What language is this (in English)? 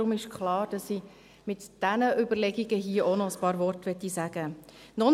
Swiss German